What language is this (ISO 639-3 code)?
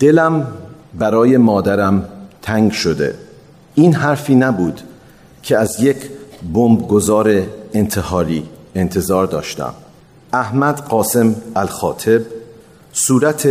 fas